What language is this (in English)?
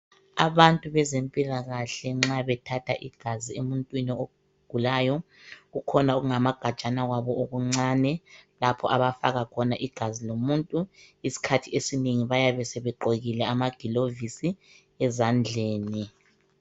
North Ndebele